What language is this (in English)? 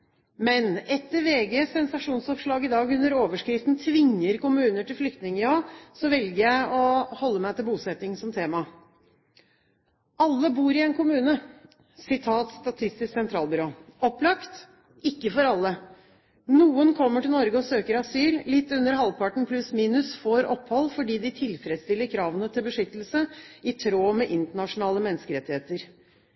Norwegian Bokmål